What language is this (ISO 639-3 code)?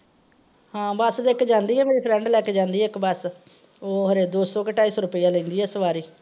pan